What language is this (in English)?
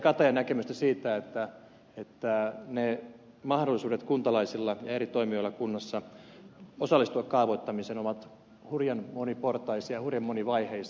Finnish